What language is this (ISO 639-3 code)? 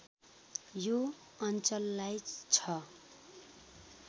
nep